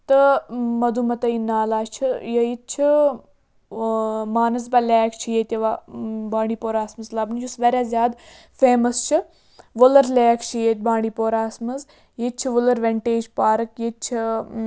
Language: Kashmiri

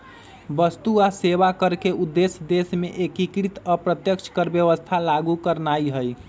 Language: Magahi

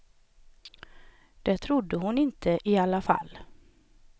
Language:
Swedish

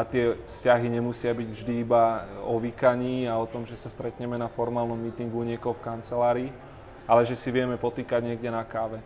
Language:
Slovak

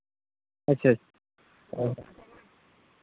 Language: Santali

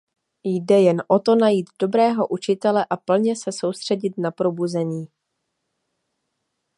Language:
Czech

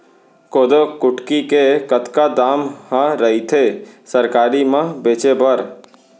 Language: Chhattisgarhi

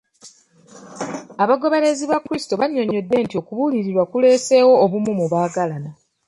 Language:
Ganda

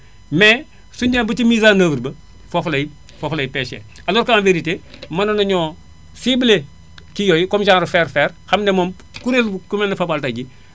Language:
Wolof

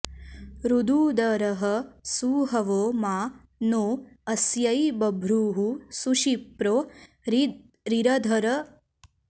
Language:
Sanskrit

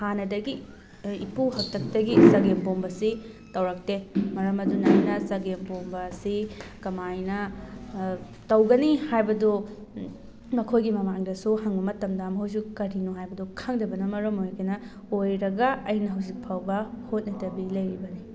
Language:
Manipuri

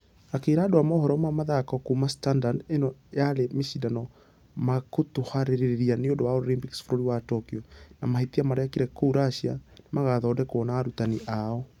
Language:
Kikuyu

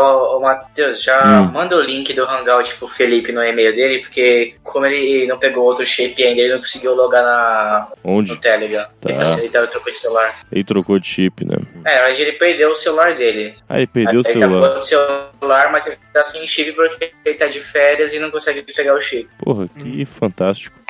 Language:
Portuguese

